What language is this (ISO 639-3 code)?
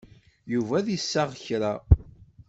kab